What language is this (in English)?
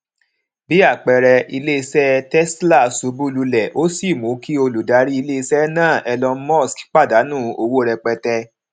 Yoruba